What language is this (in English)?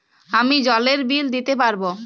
Bangla